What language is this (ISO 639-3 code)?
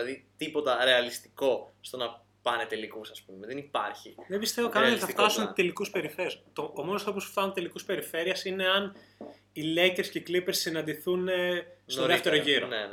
ell